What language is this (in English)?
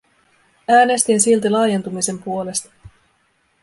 Finnish